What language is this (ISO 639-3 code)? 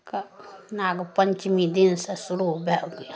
mai